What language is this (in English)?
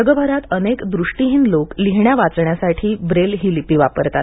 Marathi